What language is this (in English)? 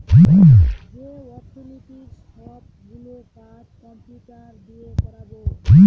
Bangla